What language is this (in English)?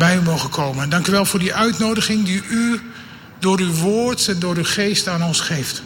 Dutch